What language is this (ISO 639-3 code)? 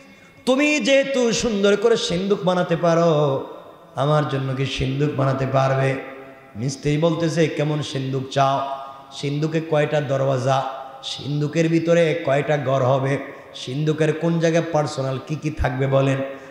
ara